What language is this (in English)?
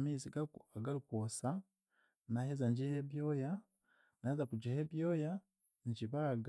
Chiga